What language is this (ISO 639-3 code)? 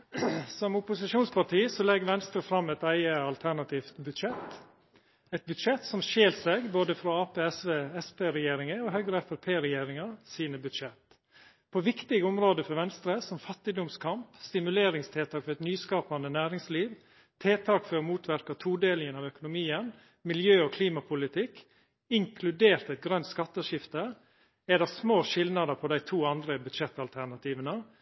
nno